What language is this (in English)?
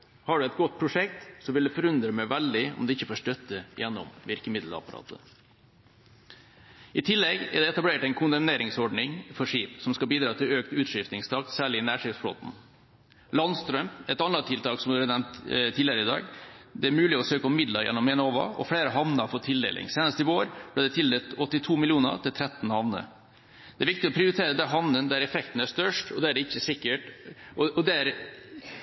Norwegian Bokmål